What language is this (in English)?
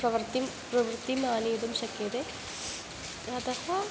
Sanskrit